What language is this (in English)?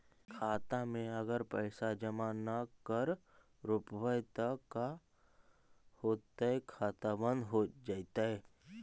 Magahi